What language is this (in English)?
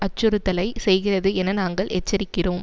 Tamil